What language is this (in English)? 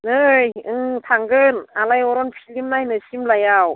Bodo